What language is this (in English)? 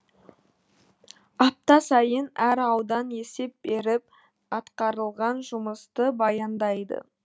Kazakh